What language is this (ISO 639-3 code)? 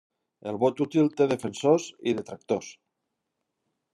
cat